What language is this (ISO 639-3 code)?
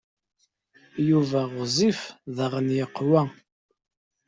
kab